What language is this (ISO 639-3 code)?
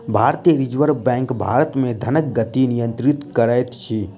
mai